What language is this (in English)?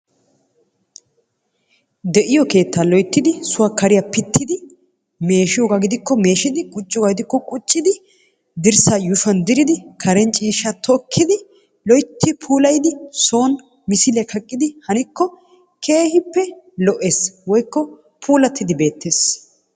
Wolaytta